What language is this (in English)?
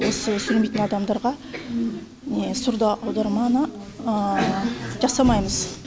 Kazakh